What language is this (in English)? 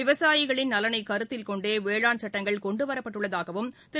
Tamil